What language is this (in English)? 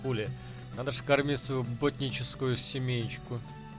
Russian